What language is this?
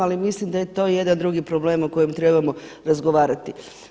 Croatian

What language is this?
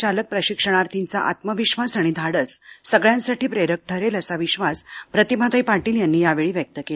Marathi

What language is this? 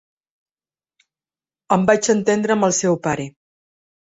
Catalan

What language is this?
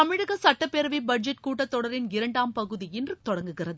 Tamil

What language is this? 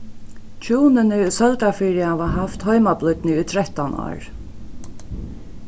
Faroese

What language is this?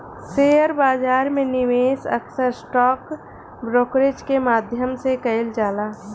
Bhojpuri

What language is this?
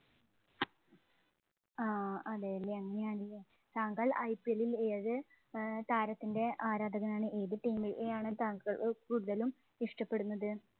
Malayalam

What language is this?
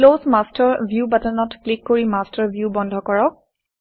Assamese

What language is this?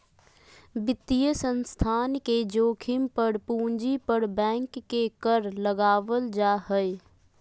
Magahi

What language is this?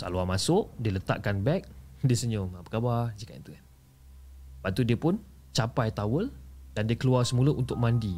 Malay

